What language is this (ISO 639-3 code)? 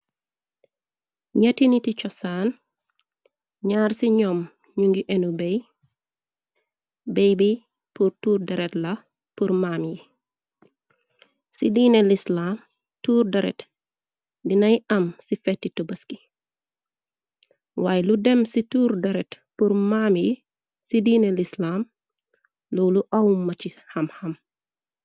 wol